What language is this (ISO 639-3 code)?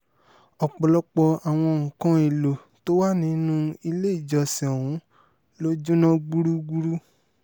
yor